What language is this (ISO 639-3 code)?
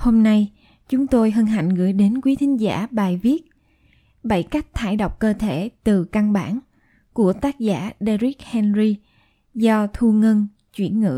vie